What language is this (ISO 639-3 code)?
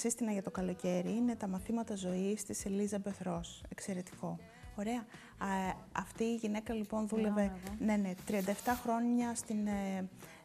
ell